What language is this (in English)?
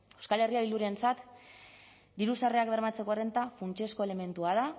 Basque